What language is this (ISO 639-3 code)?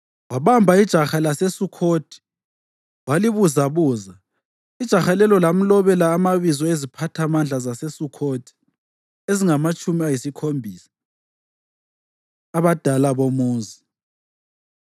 nde